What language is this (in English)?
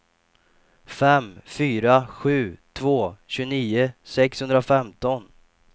Swedish